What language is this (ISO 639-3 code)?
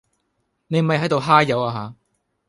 yue